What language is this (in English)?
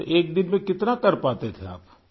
Urdu